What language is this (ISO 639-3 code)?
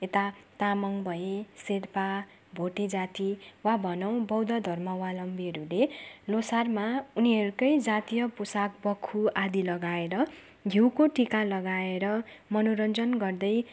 nep